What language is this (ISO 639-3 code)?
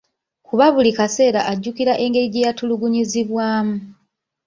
lug